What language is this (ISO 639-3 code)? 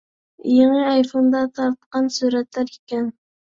uig